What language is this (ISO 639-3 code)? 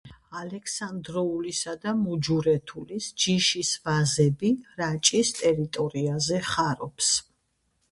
kat